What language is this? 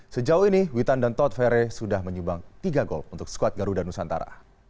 Indonesian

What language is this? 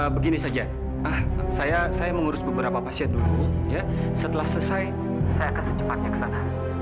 Indonesian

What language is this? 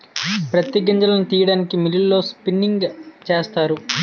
Telugu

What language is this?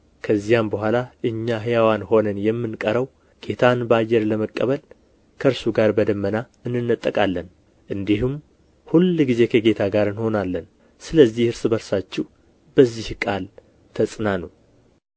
Amharic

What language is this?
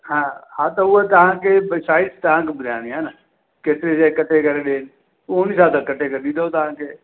Sindhi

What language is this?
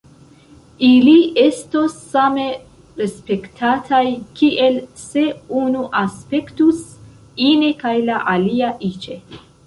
Esperanto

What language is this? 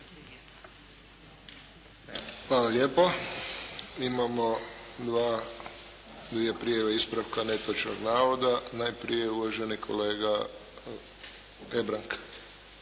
Croatian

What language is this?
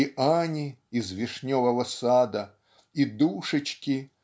Russian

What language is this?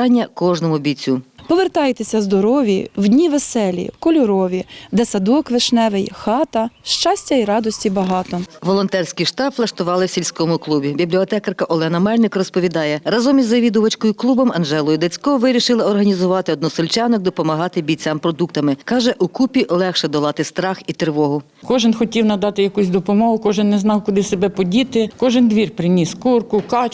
Ukrainian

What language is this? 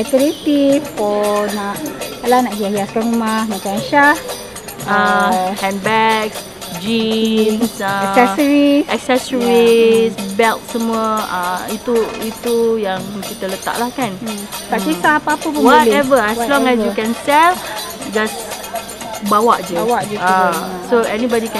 Malay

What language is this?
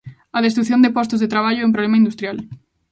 Galician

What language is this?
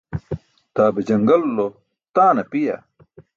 Burushaski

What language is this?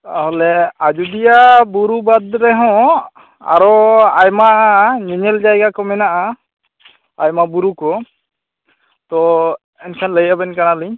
Santali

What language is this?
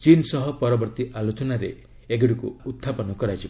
Odia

